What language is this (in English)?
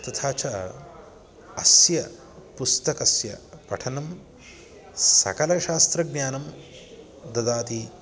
Sanskrit